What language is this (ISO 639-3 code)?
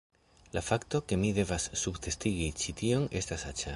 epo